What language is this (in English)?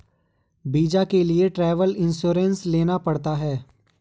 Hindi